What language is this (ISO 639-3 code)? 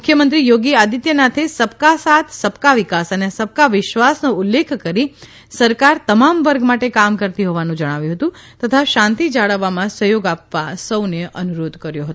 guj